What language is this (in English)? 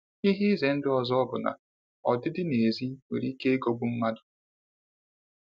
Igbo